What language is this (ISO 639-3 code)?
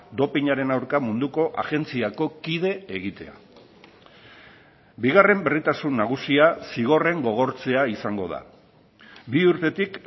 eus